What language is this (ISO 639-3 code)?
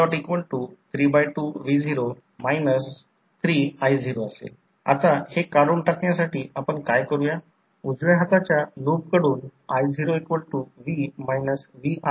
mar